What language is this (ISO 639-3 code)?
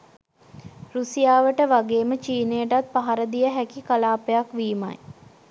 sin